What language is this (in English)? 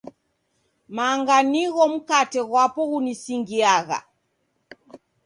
Taita